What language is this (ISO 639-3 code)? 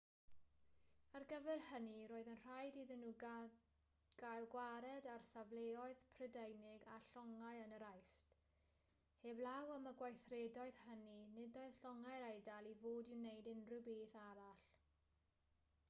cym